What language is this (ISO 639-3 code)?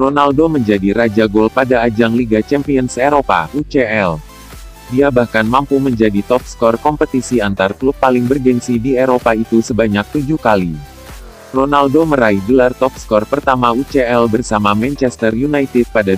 ind